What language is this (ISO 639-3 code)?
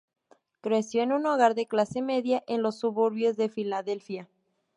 spa